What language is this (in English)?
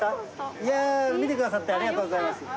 Japanese